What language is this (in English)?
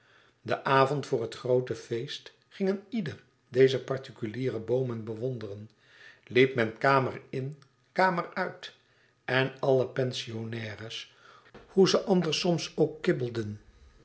Dutch